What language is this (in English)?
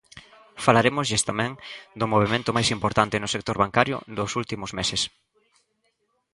Galician